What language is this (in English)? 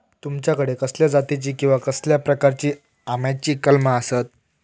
Marathi